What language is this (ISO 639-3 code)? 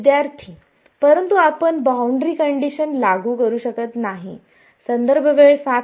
mar